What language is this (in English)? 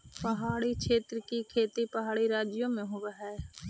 Magahi